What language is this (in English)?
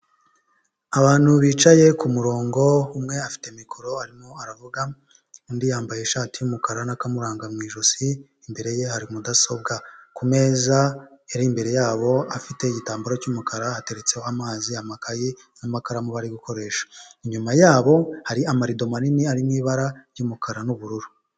Kinyarwanda